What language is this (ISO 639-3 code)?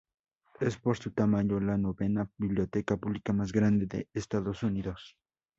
spa